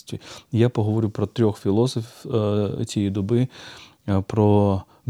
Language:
Ukrainian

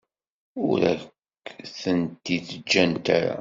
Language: Kabyle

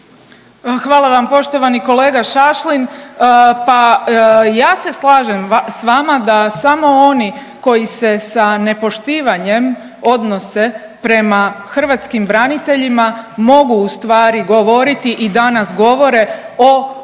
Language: Croatian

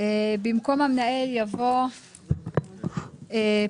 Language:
Hebrew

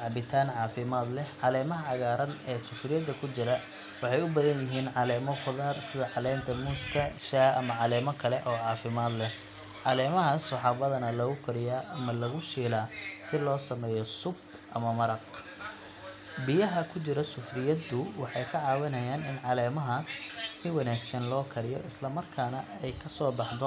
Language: Somali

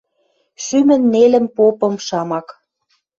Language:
Western Mari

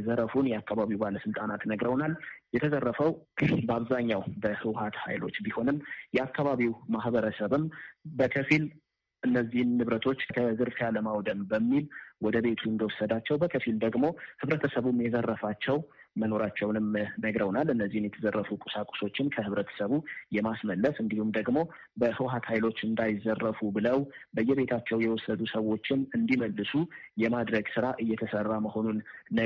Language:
Amharic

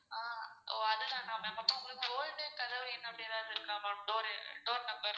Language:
Tamil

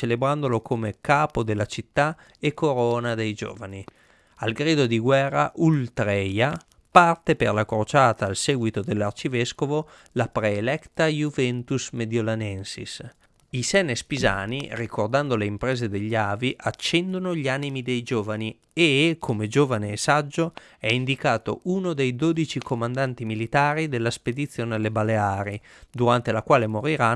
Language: Italian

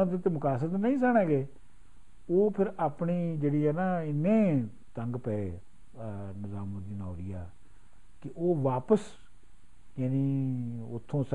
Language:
Punjabi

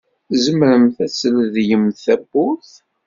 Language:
Kabyle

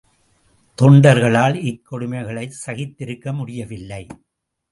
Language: Tamil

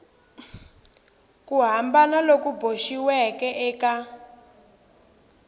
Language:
Tsonga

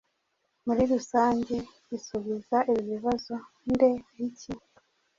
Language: Kinyarwanda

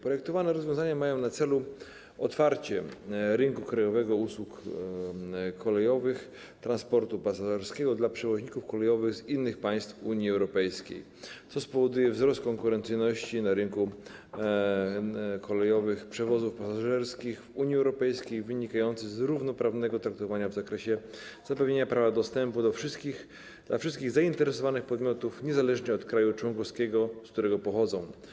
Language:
Polish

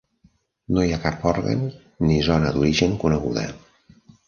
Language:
Catalan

